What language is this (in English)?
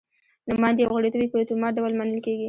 Pashto